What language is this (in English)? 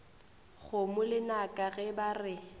Northern Sotho